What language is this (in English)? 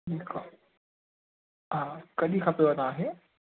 Sindhi